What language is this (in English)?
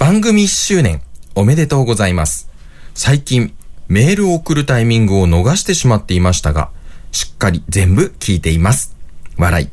Japanese